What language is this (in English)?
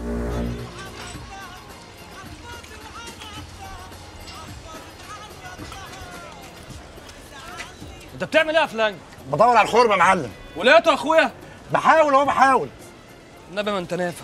Arabic